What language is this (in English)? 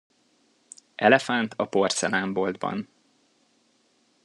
Hungarian